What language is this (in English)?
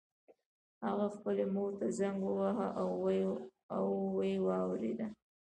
Pashto